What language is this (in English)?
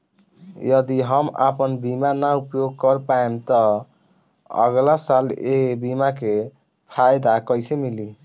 Bhojpuri